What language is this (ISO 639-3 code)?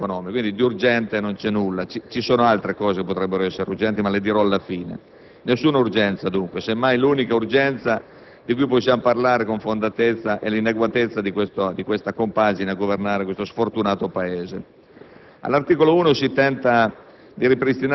ita